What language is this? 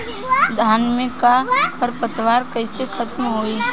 Bhojpuri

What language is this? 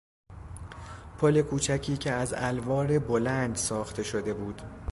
Persian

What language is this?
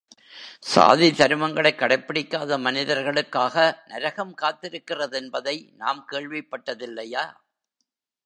Tamil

